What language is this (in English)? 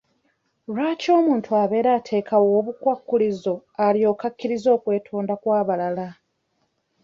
Ganda